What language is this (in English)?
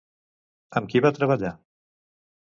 Catalan